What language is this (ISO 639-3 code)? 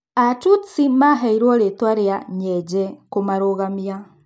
kik